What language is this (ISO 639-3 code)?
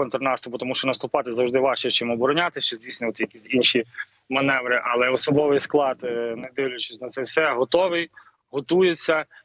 ukr